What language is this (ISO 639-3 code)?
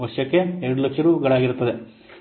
kan